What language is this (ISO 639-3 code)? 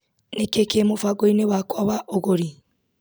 kik